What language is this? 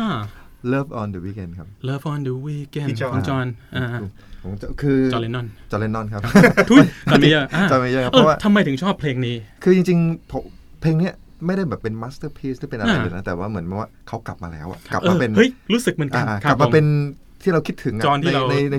Thai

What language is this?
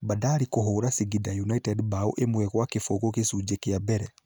Kikuyu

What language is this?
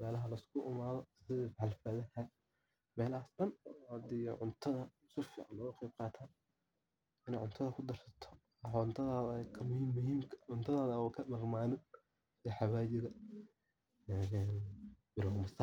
Somali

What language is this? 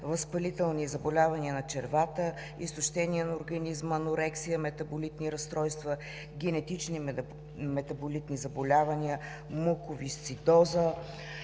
Bulgarian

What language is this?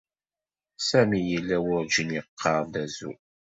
Kabyle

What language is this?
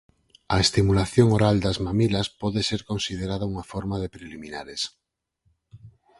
Galician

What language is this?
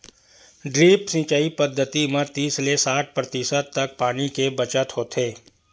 Chhattisgarhi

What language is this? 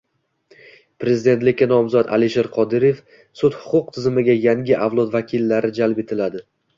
Uzbek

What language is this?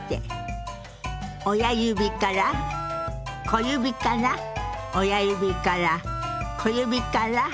Japanese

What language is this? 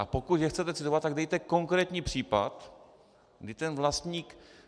Czech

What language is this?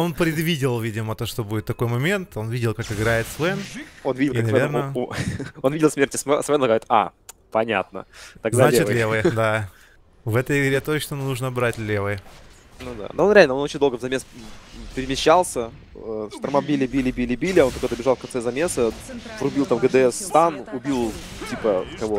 Russian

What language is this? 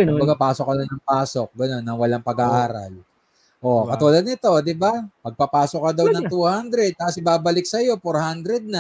Filipino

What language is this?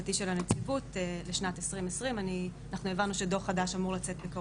Hebrew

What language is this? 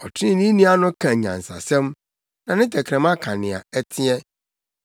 Akan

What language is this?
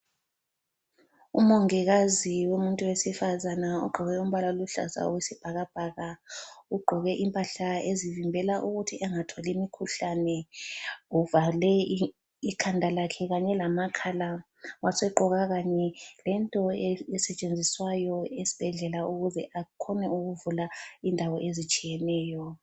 North Ndebele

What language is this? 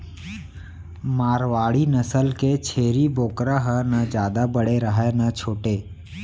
Chhattisgarhi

